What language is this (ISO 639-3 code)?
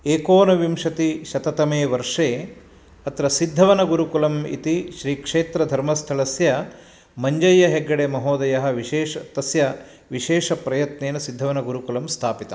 san